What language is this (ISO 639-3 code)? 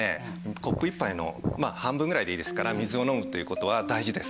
jpn